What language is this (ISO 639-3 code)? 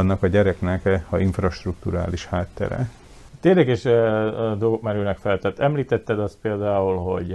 hun